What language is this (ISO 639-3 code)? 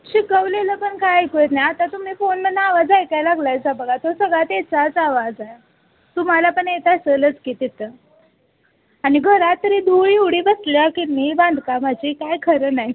mar